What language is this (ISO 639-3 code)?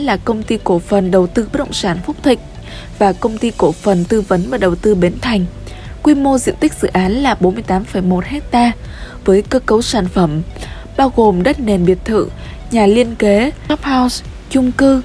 vie